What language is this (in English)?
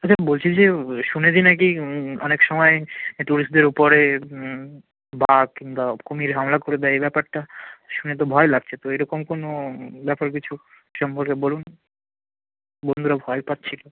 Bangla